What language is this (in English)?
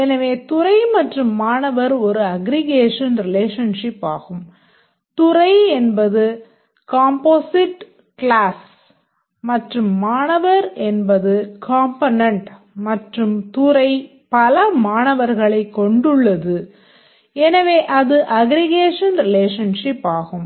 Tamil